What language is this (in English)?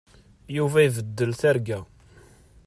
Kabyle